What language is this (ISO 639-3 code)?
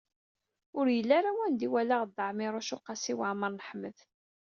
kab